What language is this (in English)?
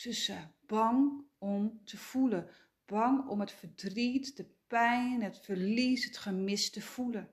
Dutch